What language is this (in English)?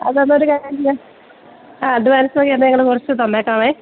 Malayalam